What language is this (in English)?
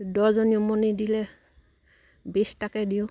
Assamese